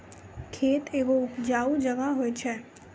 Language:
Maithili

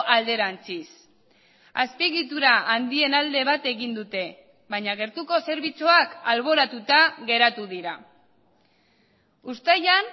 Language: Basque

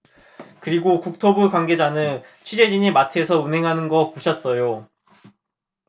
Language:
Korean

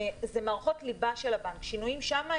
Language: Hebrew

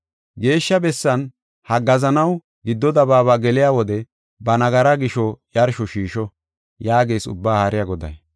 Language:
Gofa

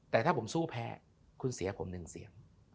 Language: Thai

